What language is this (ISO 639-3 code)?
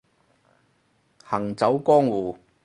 yue